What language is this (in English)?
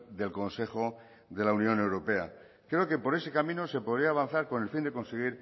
Spanish